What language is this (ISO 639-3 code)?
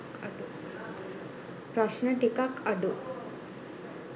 sin